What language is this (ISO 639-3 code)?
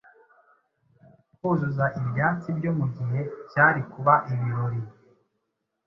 kin